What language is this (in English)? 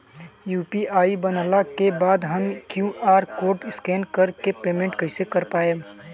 Bhojpuri